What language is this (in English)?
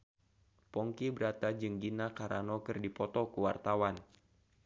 Sundanese